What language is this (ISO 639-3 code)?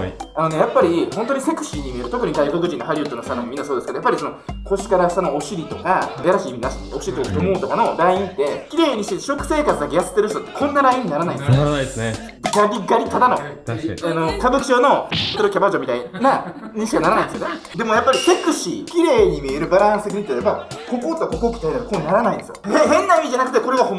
jpn